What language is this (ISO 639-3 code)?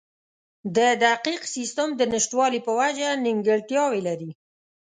pus